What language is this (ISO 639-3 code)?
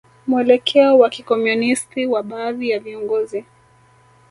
swa